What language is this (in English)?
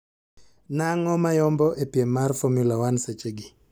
Luo (Kenya and Tanzania)